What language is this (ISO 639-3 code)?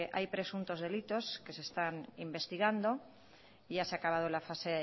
spa